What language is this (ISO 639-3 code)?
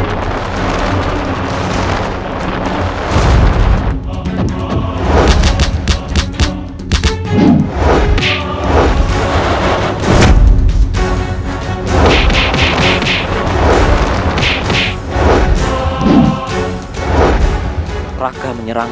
ind